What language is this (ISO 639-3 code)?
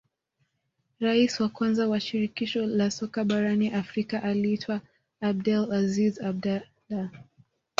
swa